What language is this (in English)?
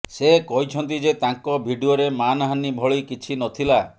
Odia